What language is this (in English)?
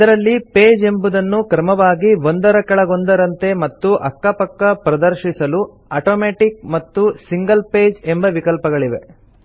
Kannada